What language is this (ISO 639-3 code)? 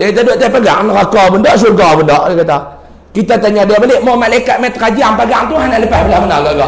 msa